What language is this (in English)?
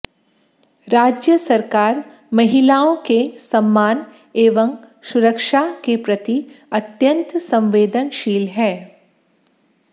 Hindi